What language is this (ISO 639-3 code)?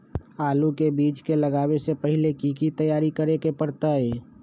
mag